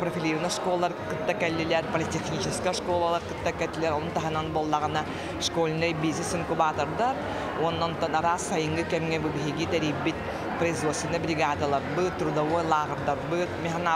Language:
Russian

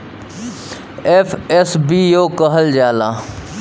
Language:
Bhojpuri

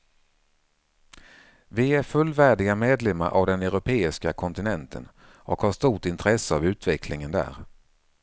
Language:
Swedish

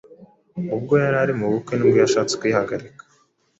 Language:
Kinyarwanda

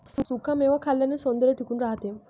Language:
Marathi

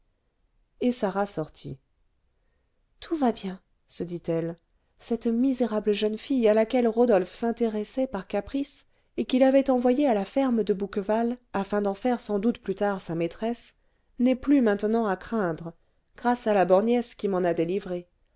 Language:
French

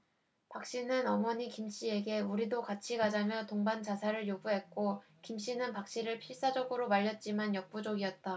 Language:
Korean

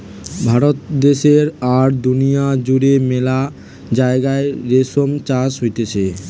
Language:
Bangla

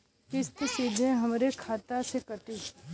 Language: Bhojpuri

